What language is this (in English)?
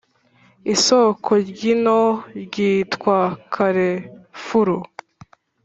Kinyarwanda